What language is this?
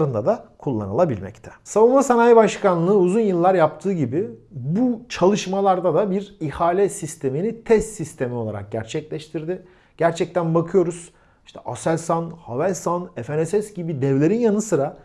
Turkish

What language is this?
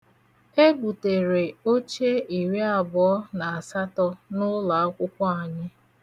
Igbo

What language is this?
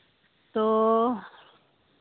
Santali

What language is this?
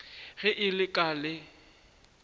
Northern Sotho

